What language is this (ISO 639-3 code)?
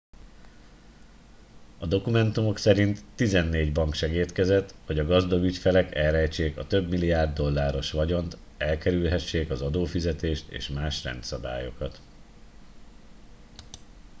hun